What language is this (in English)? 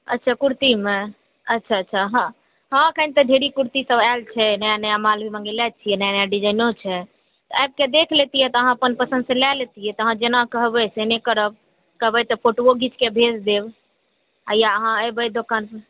Maithili